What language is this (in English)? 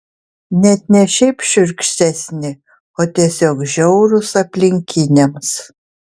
Lithuanian